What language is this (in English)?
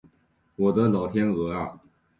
Chinese